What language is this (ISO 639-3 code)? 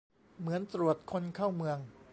tha